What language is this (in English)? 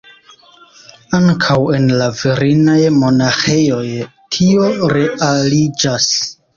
Esperanto